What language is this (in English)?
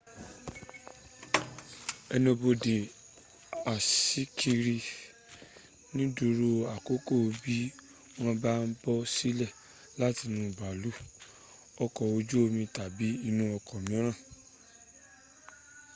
Yoruba